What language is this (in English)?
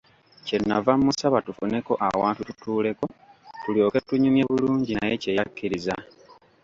Ganda